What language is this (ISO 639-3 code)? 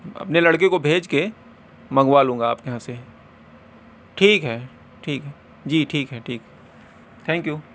urd